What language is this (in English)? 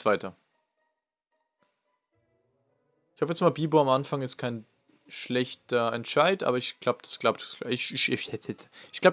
German